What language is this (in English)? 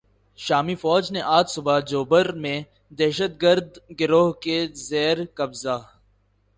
Urdu